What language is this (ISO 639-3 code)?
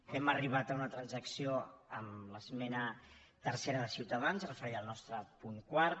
cat